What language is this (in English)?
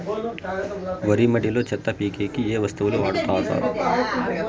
Telugu